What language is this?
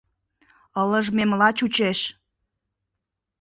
Mari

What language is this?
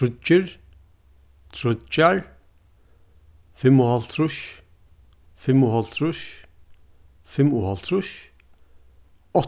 Faroese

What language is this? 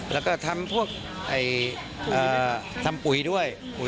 Thai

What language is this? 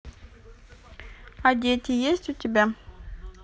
Russian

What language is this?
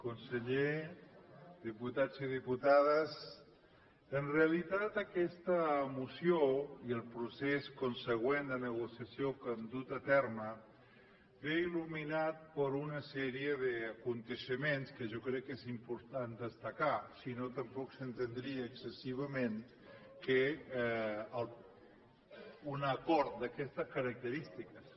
Catalan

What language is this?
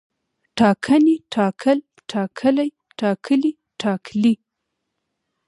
Pashto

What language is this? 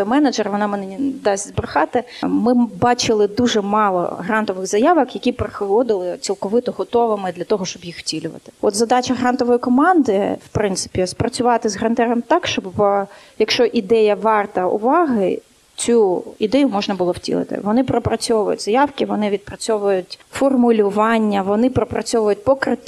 Ukrainian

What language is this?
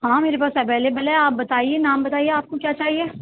Urdu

